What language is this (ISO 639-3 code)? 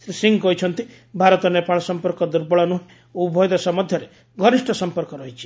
ori